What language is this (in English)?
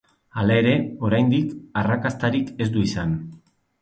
Basque